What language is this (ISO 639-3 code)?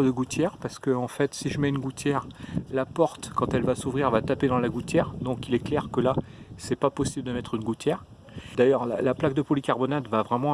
fra